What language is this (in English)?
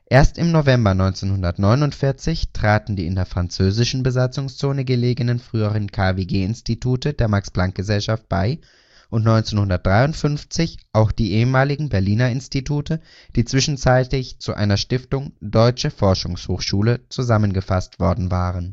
German